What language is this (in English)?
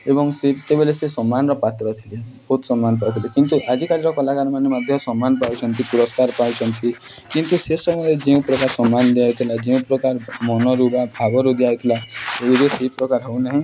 Odia